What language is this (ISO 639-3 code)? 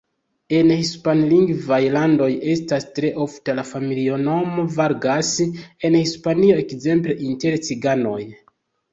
epo